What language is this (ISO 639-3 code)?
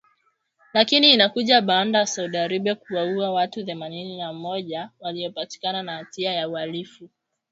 swa